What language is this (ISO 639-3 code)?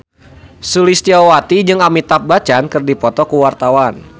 sun